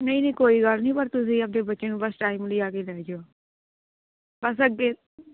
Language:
Punjabi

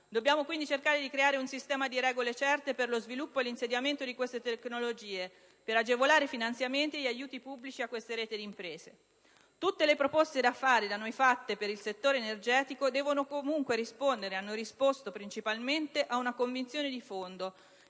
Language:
Italian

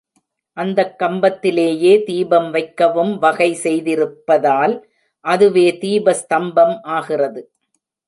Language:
Tamil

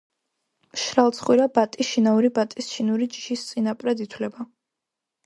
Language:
Georgian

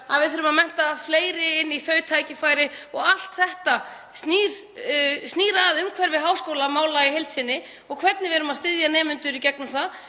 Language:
Icelandic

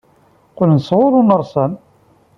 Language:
Kabyle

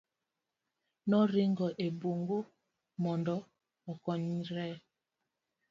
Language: Luo (Kenya and Tanzania)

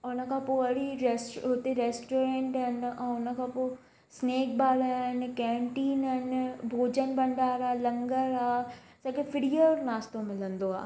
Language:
Sindhi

